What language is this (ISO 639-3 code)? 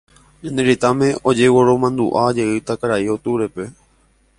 grn